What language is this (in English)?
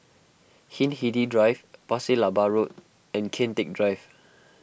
English